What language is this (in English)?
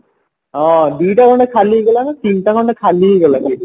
Odia